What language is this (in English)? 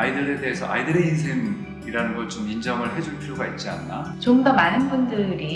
Korean